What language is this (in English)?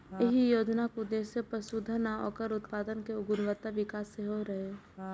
Maithili